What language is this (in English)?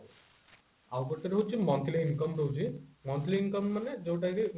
Odia